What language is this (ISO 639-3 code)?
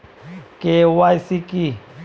ben